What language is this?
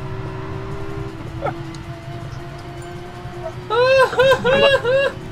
Japanese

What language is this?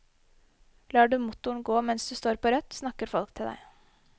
Norwegian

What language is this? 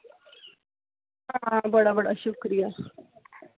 Dogri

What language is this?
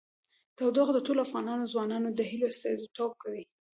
Pashto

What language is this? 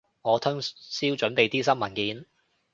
Cantonese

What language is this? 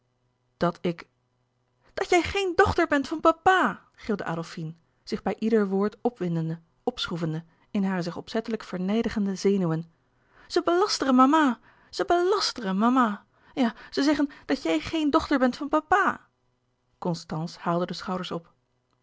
Dutch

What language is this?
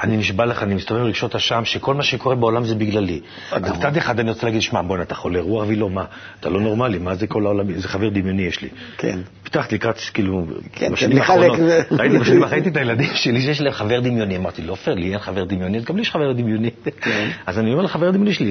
Hebrew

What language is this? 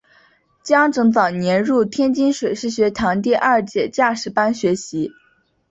Chinese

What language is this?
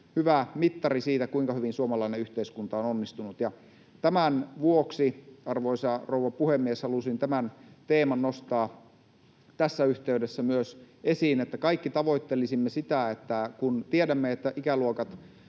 Finnish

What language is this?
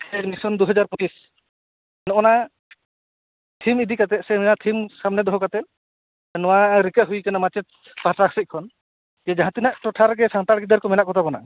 Santali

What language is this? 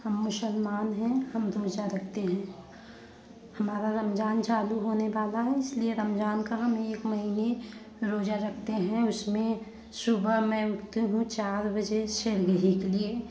Hindi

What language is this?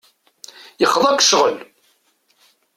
Kabyle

